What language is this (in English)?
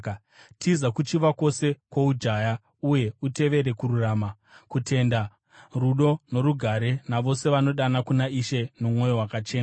Shona